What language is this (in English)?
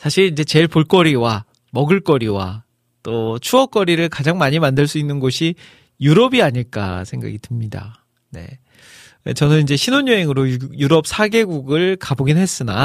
Korean